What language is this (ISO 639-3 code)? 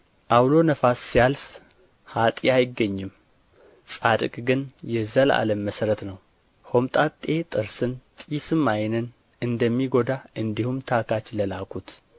amh